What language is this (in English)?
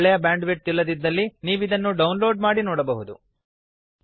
Kannada